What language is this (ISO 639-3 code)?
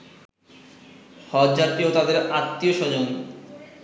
ben